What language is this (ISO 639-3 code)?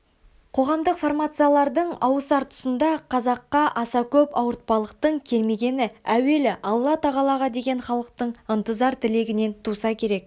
kaz